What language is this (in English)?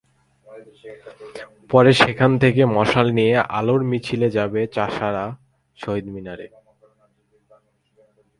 Bangla